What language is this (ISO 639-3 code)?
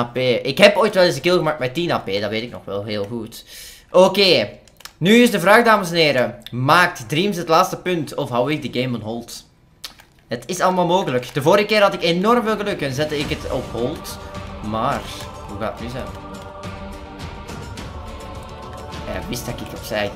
nld